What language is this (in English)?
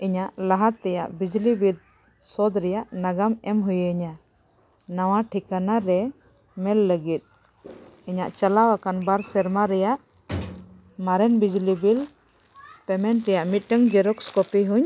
Santali